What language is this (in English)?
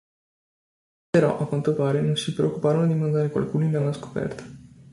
Italian